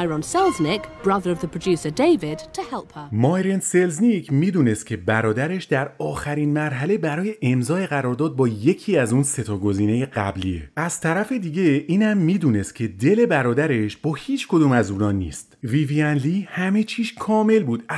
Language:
Persian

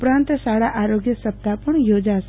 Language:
Gujarati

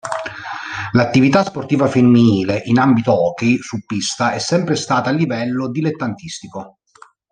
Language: Italian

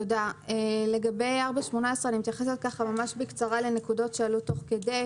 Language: Hebrew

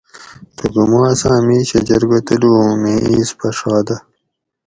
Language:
Gawri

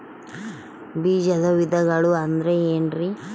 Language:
Kannada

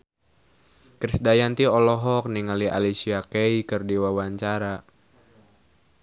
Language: Sundanese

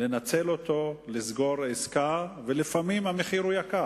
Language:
Hebrew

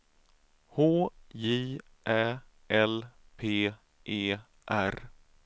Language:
Swedish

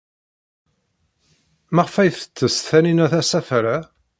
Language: Kabyle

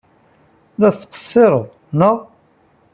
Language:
Kabyle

